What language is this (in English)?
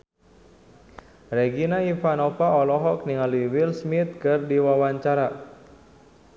Sundanese